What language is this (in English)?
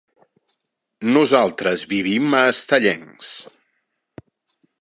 Catalan